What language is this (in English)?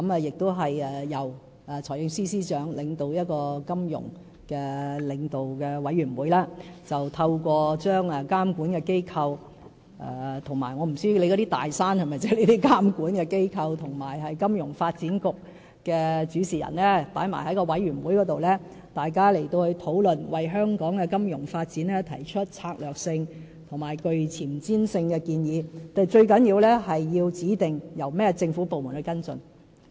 Cantonese